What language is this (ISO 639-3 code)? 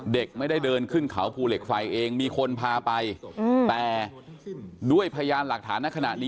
tha